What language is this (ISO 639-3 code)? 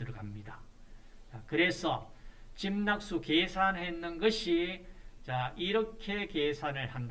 kor